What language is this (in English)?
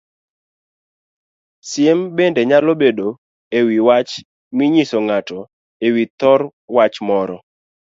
Luo (Kenya and Tanzania)